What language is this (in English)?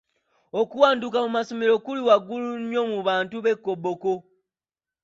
Ganda